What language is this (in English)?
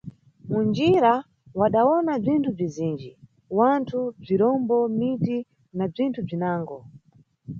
Nyungwe